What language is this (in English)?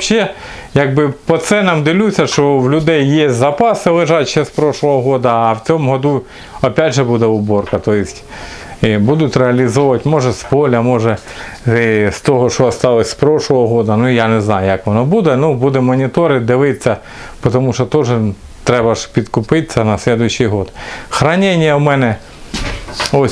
Russian